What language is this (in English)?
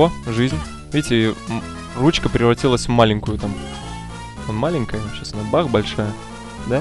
Russian